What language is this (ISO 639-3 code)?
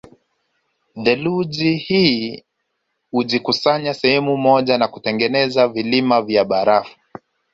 swa